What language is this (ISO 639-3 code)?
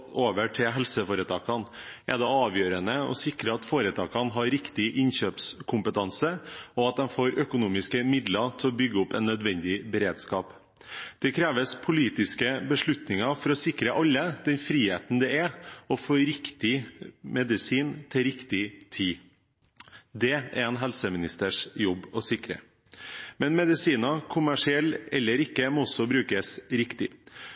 nob